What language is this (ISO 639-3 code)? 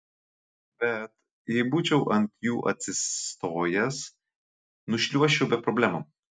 lit